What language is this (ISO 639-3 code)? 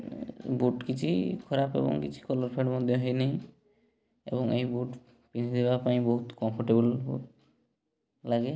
ori